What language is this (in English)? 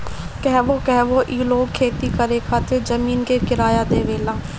Bhojpuri